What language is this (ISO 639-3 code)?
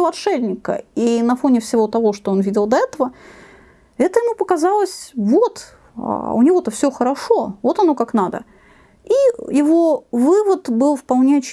rus